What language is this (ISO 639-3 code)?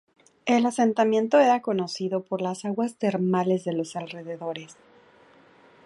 spa